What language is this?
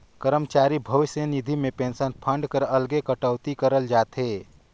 Chhattisgarhi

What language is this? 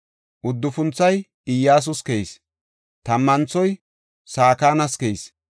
Gofa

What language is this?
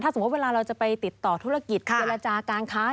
Thai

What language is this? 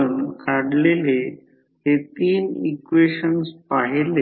Marathi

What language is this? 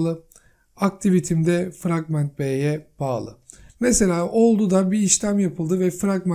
Turkish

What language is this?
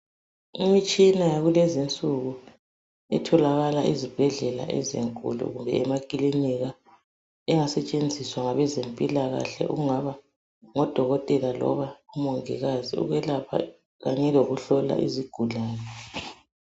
North Ndebele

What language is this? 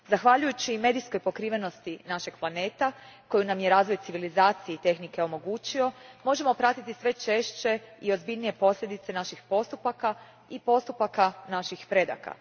Croatian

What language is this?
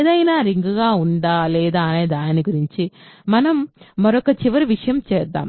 Telugu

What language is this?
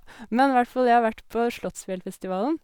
Norwegian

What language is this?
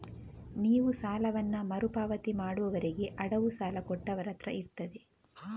Kannada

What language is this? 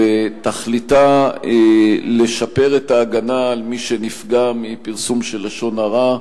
Hebrew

